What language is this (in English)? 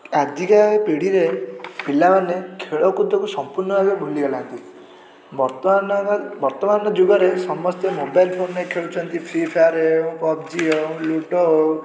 Odia